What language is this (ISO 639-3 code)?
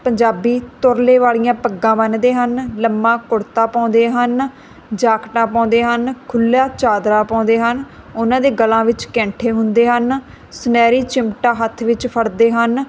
pan